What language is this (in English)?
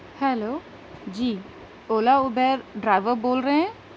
Urdu